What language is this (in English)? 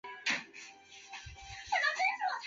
Chinese